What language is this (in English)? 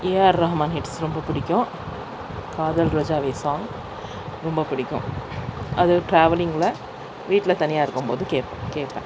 Tamil